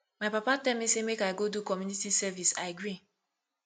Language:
Nigerian Pidgin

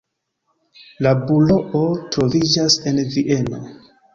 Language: Esperanto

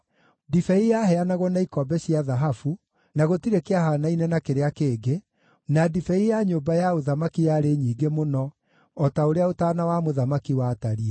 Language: Kikuyu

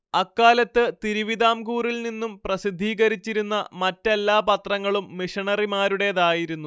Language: Malayalam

